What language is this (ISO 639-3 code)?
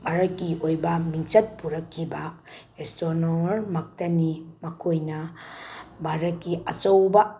mni